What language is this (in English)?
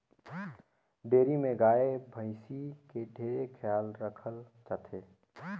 Chhattisgarhi